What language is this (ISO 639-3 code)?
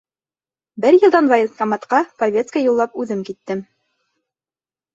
bak